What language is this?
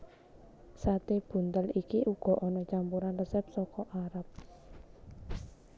Javanese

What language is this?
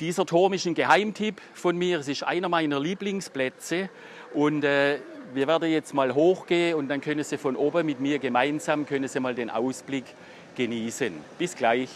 German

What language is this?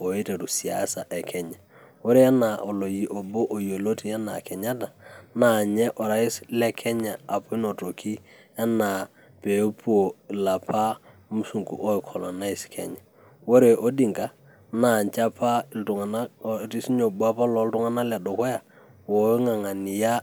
Masai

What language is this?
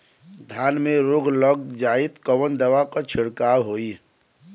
Bhojpuri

